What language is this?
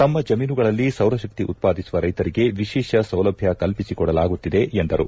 Kannada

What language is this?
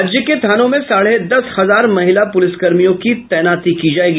Hindi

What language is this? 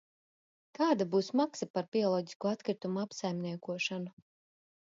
Latvian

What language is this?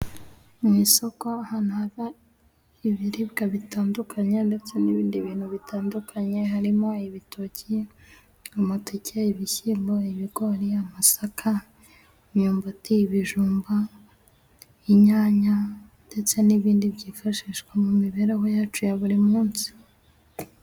Kinyarwanda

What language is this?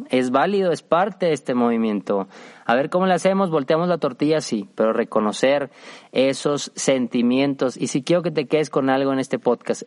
Spanish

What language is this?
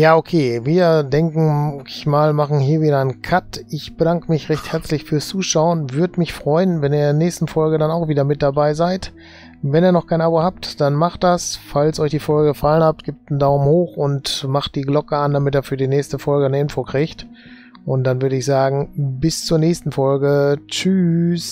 German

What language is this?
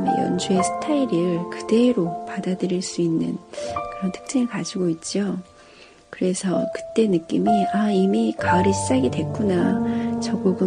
Korean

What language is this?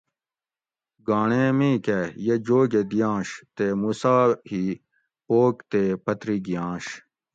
Gawri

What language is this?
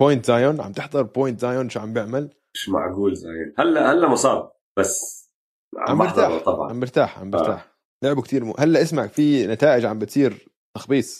Arabic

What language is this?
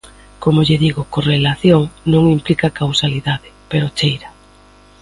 Galician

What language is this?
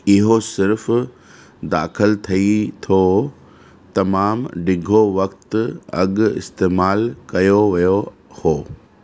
Sindhi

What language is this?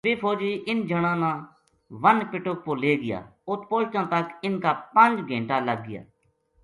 Gujari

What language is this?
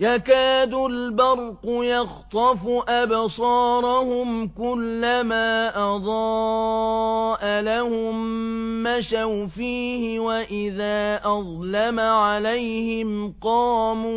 Arabic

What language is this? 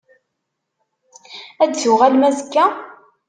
Kabyle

